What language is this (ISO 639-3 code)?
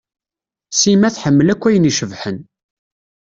kab